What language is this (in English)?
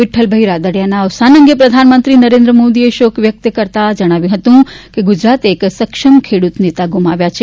Gujarati